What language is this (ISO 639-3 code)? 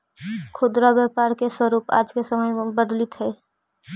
mag